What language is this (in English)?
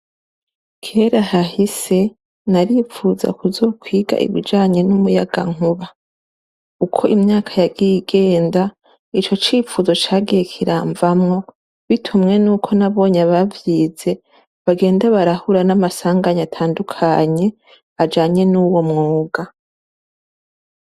Rundi